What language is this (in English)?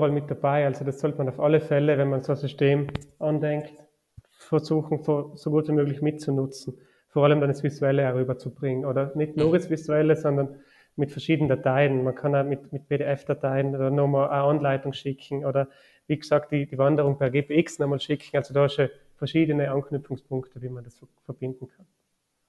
German